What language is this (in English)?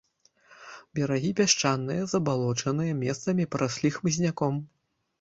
Belarusian